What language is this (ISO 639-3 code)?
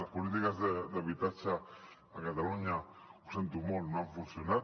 cat